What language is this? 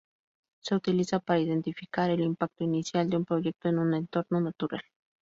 Spanish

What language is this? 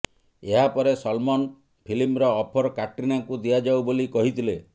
Odia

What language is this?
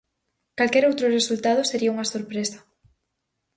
Galician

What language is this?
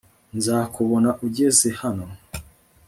Kinyarwanda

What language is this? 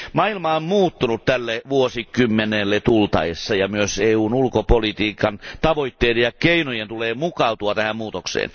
Finnish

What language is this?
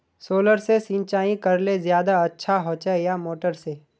Magahi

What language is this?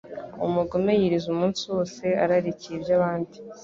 Kinyarwanda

